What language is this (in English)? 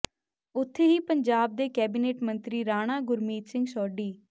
Punjabi